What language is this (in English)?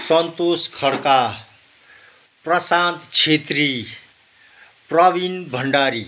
Nepali